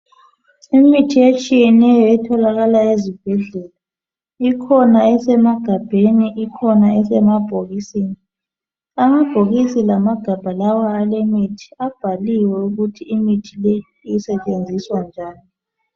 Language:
North Ndebele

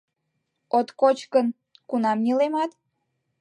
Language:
Mari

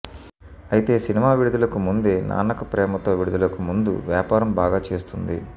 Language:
Telugu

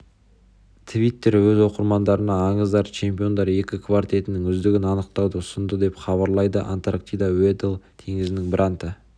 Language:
Kazakh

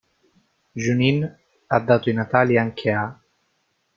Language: Italian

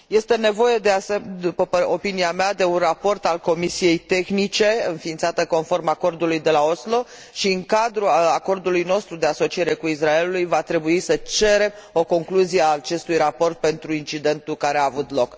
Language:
Romanian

